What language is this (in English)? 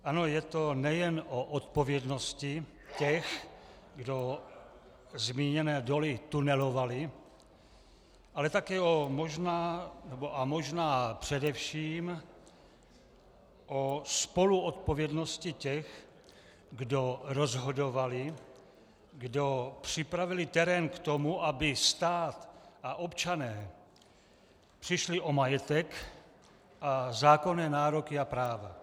Czech